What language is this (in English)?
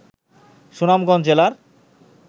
Bangla